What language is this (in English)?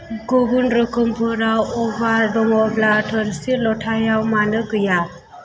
Bodo